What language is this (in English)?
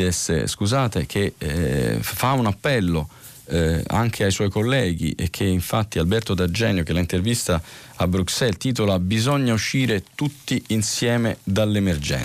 Italian